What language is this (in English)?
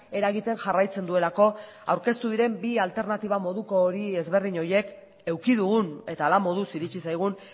Basque